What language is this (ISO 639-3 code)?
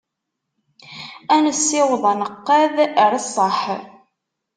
kab